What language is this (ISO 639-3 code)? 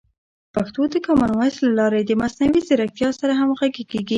pus